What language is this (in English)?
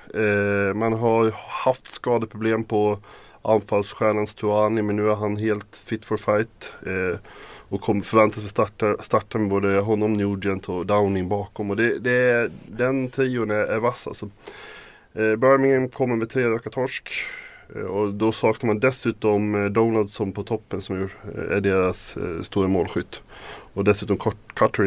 Swedish